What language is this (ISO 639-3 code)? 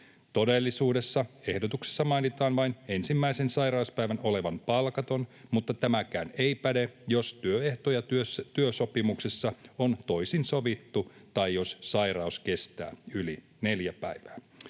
fin